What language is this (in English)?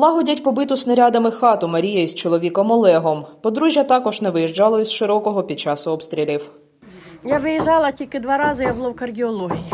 Ukrainian